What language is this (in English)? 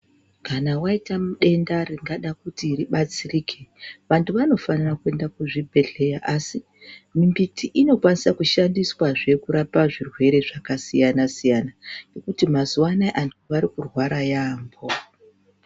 Ndau